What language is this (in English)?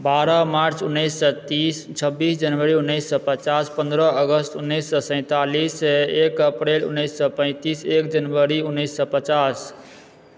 Maithili